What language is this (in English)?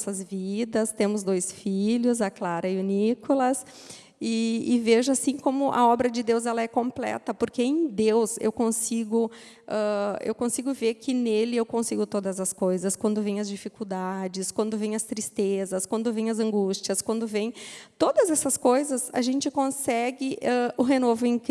Portuguese